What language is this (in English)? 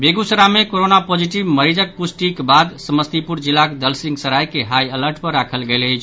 Maithili